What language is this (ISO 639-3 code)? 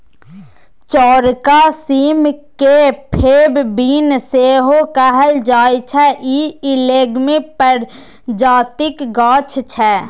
mai